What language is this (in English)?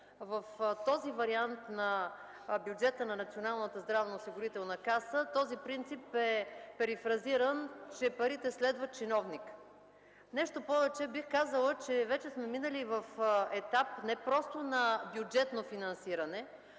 Bulgarian